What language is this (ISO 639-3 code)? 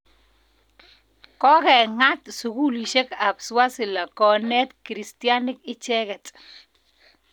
kln